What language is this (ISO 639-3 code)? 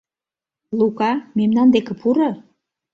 chm